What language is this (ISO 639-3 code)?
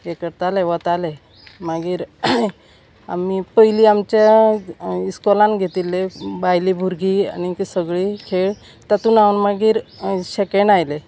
kok